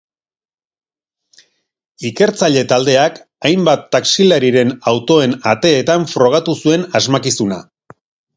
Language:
Basque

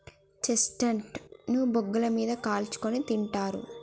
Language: Telugu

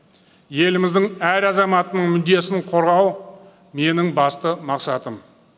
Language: Kazakh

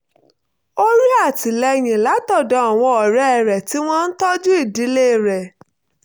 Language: Yoruba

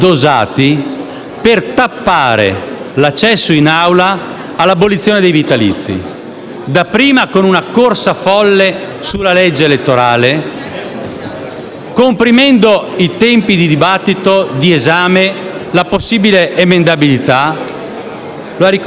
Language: Italian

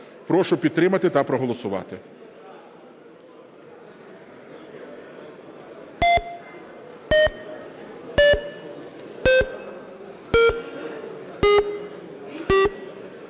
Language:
Ukrainian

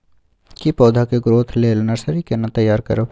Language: Maithili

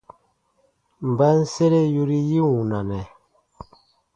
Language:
Baatonum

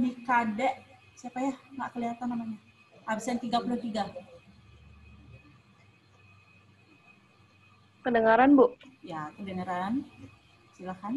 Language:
Indonesian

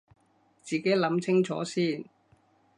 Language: Cantonese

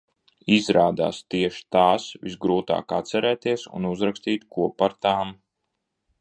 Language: Latvian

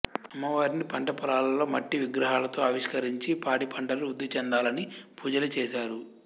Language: Telugu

